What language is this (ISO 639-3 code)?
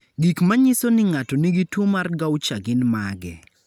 luo